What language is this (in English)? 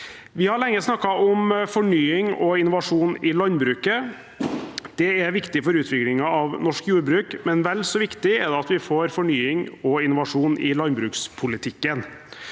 Norwegian